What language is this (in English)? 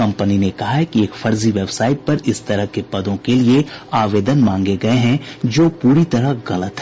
Hindi